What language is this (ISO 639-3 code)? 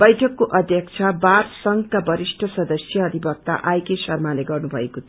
nep